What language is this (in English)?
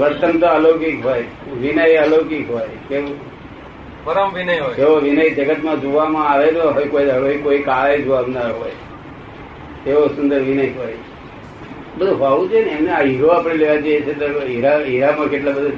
Gujarati